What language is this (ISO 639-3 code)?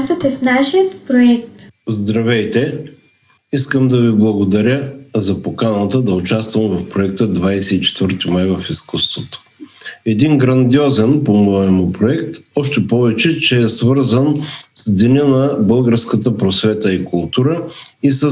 bul